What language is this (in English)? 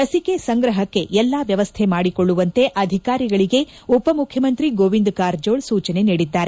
Kannada